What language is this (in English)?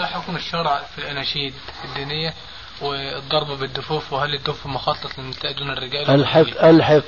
Arabic